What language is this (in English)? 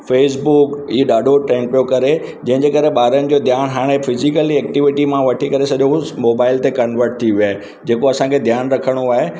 Sindhi